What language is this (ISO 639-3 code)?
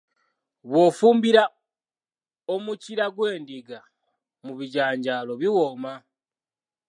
lug